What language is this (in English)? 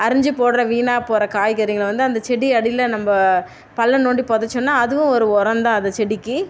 Tamil